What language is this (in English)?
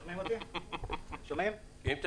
Hebrew